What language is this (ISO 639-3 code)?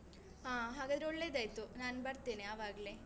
kan